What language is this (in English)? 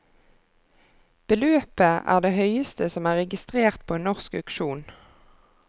Norwegian